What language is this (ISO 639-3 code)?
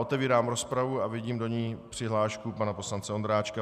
ces